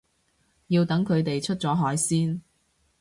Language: Cantonese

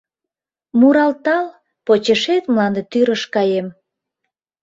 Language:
Mari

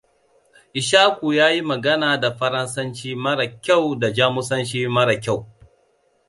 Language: Hausa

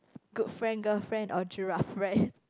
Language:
English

